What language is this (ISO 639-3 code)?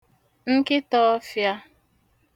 ibo